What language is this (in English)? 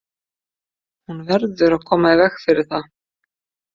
Icelandic